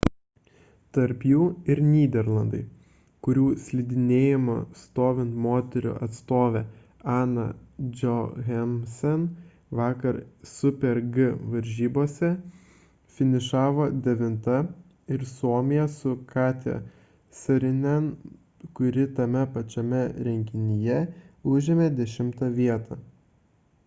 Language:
Lithuanian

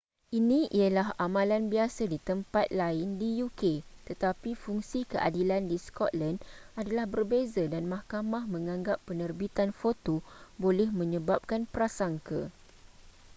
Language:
Malay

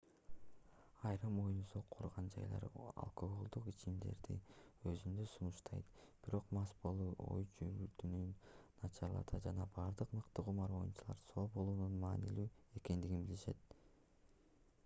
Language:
Kyrgyz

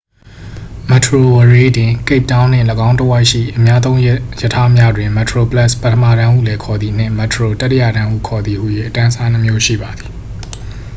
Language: Burmese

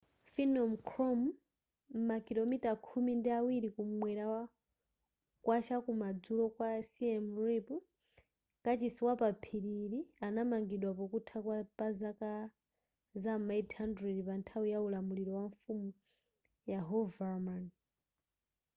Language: Nyanja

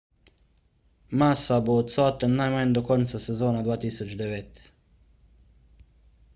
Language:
Slovenian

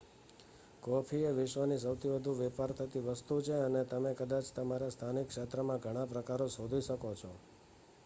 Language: Gujarati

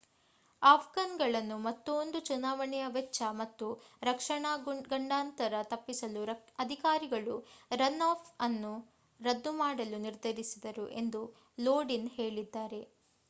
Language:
Kannada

